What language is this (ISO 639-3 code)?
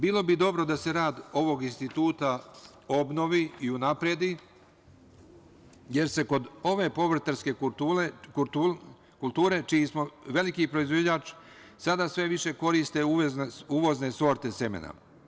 srp